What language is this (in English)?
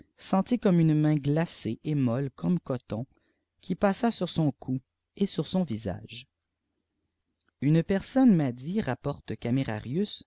French